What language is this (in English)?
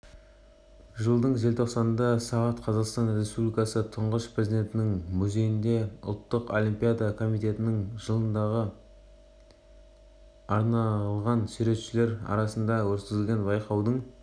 Kazakh